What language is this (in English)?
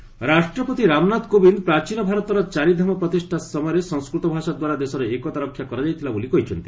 Odia